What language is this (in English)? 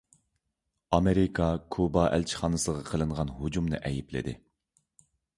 Uyghur